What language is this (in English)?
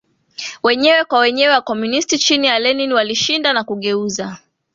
Swahili